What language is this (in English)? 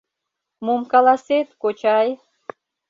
Mari